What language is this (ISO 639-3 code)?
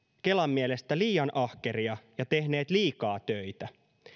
fin